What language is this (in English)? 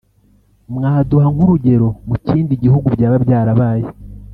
Kinyarwanda